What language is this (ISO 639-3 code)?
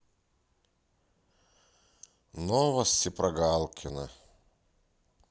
rus